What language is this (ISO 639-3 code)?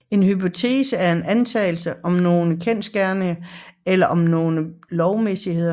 dan